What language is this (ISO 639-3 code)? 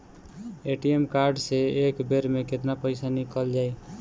bho